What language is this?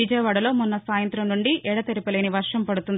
Telugu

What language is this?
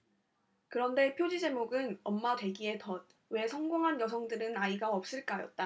Korean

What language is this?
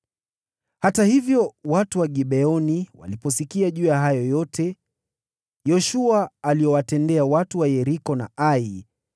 Swahili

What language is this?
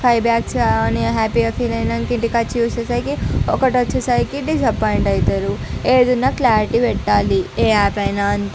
Telugu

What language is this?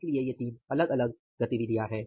Hindi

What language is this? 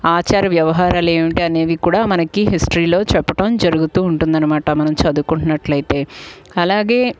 Telugu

